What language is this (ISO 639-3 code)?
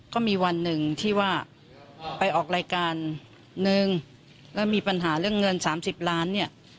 tha